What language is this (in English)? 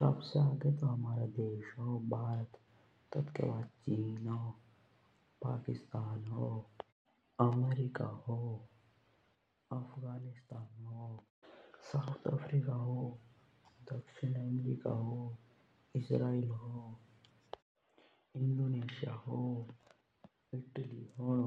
Jaunsari